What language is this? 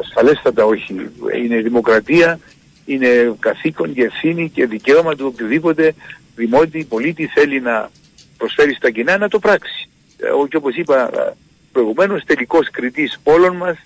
Greek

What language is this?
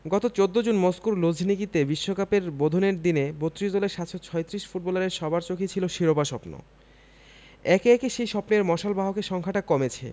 Bangla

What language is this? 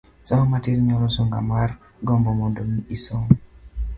Luo (Kenya and Tanzania)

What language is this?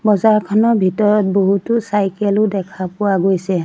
Assamese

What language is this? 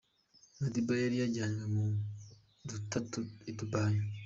Kinyarwanda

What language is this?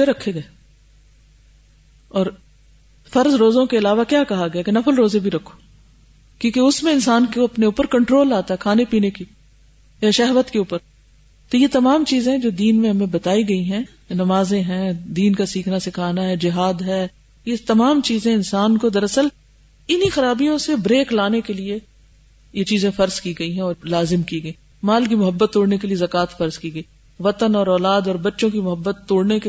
Urdu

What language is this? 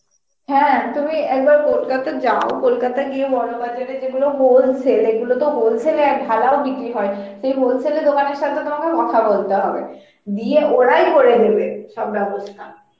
Bangla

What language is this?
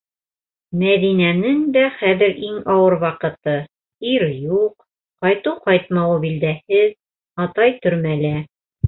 Bashkir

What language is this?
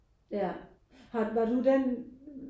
Danish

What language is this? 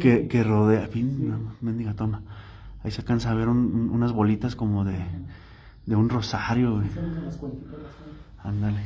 Spanish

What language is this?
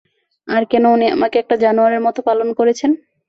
Bangla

